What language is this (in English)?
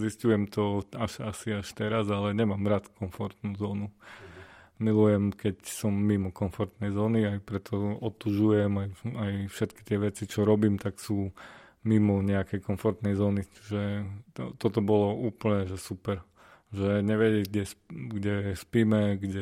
Slovak